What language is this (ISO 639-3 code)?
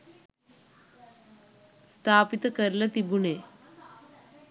sin